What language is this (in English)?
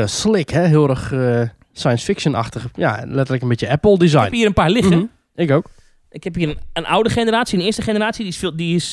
Dutch